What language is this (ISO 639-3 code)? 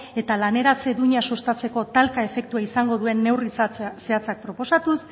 eus